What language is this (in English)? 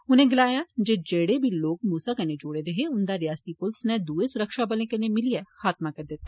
Dogri